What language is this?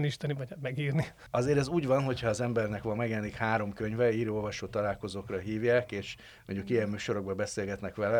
Hungarian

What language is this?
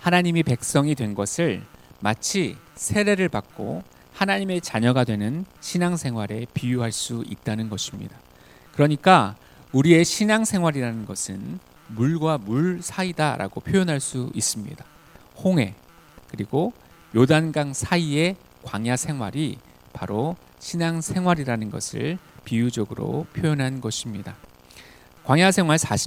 Korean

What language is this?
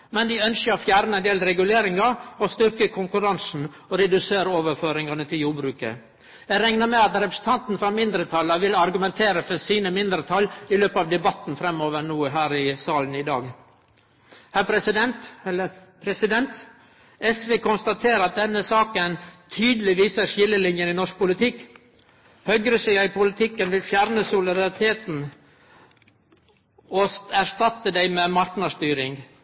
Norwegian Nynorsk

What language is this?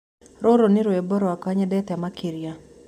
Kikuyu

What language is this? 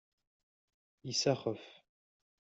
Kabyle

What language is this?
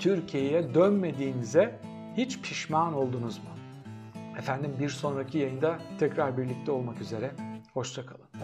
Turkish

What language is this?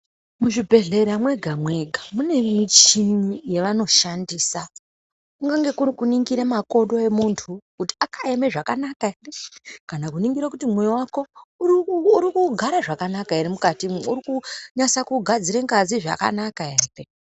Ndau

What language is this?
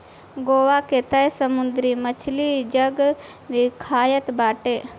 Bhojpuri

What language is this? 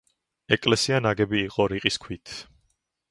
Georgian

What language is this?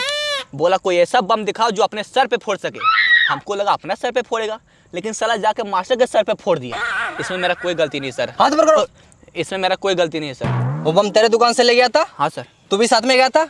Hindi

